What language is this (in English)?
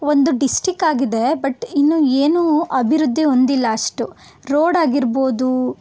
Kannada